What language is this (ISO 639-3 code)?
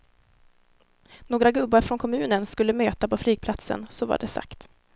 swe